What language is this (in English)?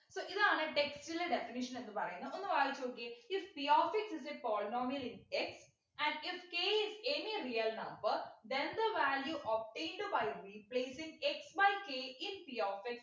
Malayalam